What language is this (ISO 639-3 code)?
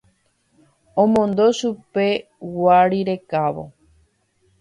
grn